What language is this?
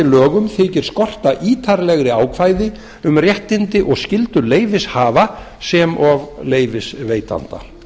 Icelandic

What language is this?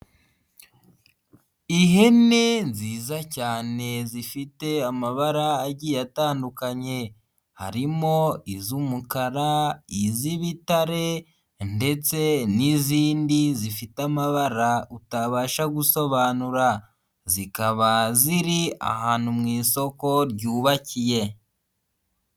Kinyarwanda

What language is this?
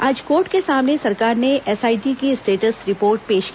Hindi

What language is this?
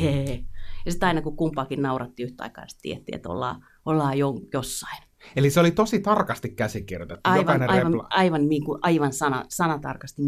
Finnish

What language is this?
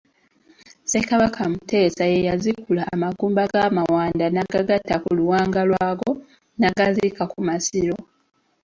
Ganda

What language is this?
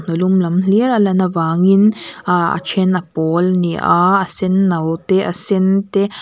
Mizo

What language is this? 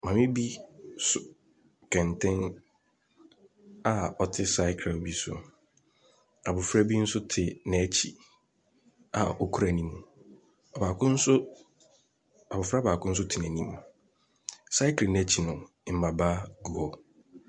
Akan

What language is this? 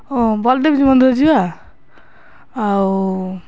Odia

